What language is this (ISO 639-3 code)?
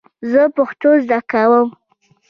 pus